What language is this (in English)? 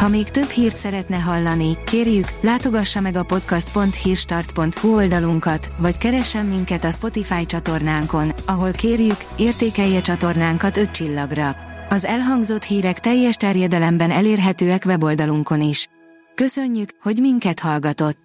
Hungarian